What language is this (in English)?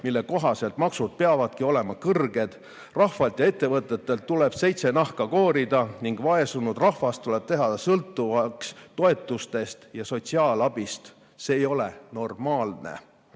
Estonian